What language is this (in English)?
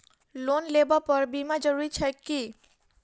Maithili